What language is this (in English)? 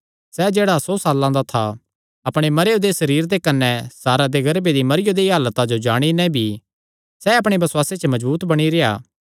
Kangri